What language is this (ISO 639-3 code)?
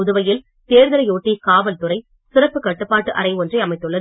tam